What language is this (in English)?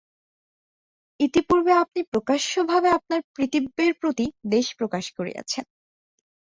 Bangla